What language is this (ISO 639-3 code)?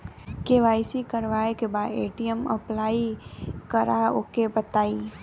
bho